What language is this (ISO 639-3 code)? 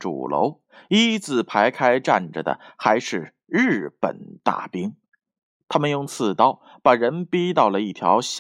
zho